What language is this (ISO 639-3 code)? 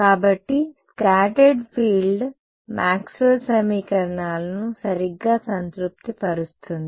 tel